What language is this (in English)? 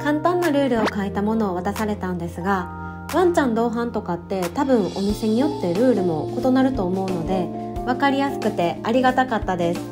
Japanese